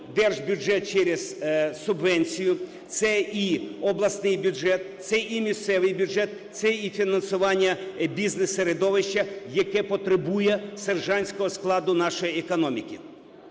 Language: Ukrainian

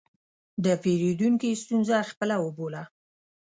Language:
Pashto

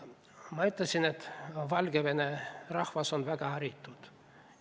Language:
Estonian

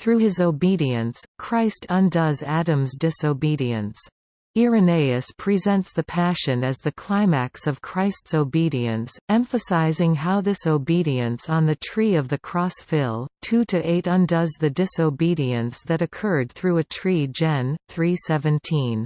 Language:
English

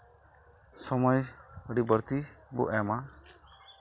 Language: Santali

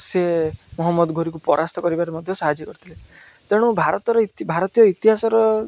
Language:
Odia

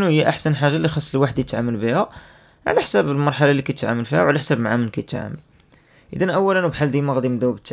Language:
Arabic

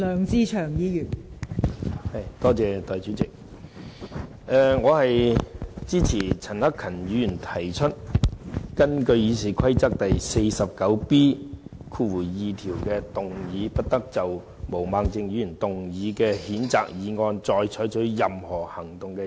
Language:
Cantonese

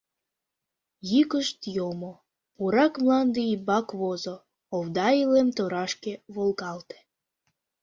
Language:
Mari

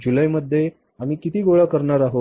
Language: Marathi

